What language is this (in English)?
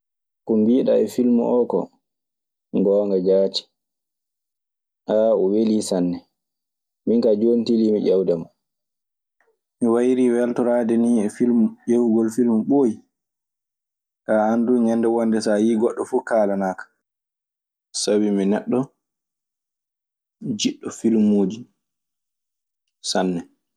Maasina Fulfulde